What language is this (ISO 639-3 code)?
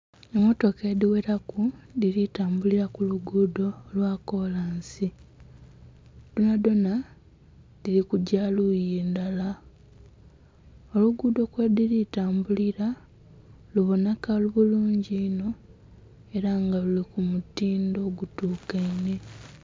xog